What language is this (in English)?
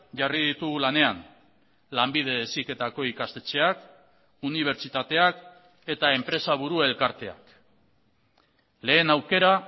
Basque